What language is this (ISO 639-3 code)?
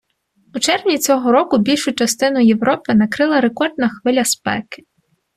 ukr